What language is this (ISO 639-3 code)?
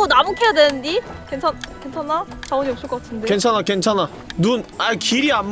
kor